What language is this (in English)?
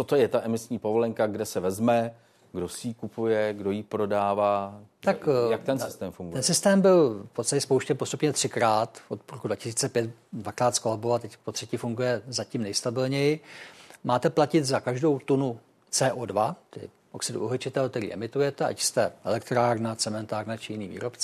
Czech